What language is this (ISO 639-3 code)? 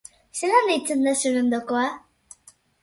eus